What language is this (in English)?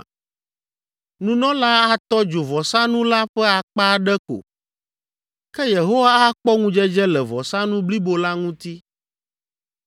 Ewe